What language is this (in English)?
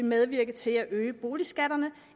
Danish